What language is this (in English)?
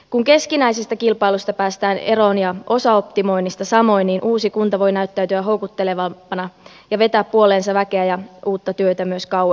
Finnish